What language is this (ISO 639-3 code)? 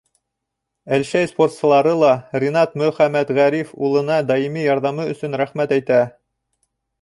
bak